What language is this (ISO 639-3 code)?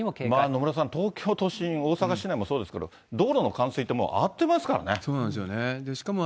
jpn